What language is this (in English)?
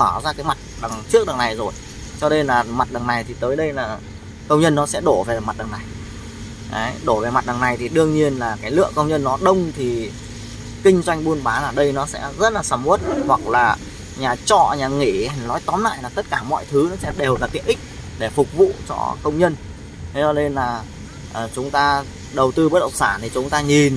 Vietnamese